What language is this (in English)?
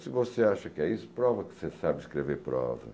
Portuguese